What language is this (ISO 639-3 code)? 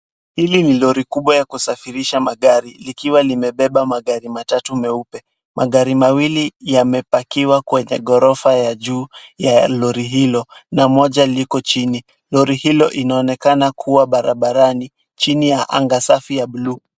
swa